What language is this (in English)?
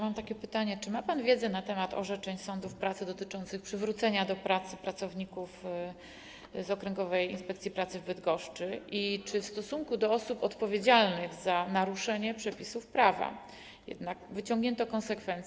Polish